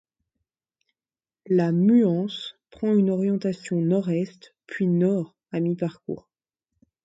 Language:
French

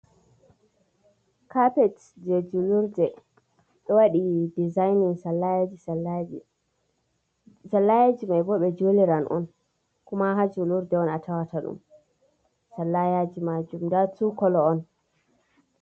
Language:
Fula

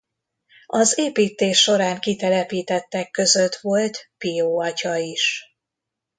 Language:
Hungarian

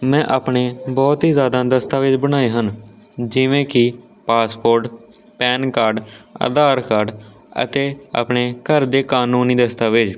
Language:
Punjabi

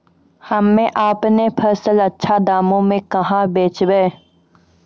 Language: Maithili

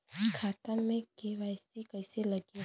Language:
Bhojpuri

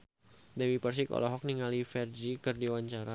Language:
Sundanese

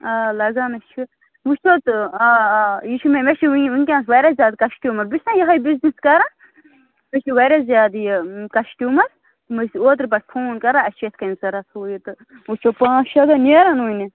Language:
Kashmiri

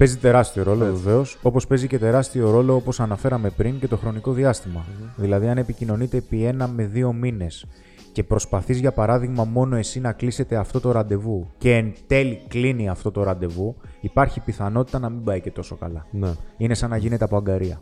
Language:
Greek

